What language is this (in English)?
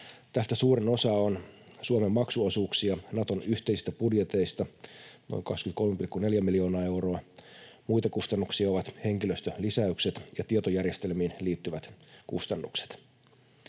Finnish